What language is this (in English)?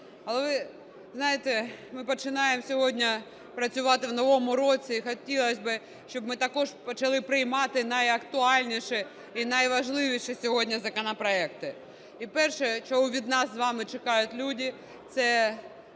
Ukrainian